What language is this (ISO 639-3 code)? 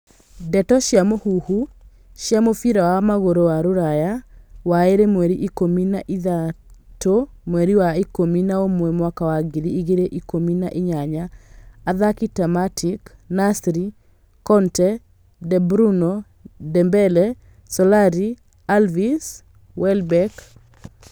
kik